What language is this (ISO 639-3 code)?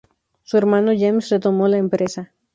spa